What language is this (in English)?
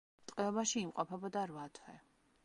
Georgian